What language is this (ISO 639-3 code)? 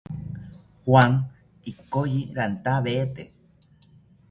cpy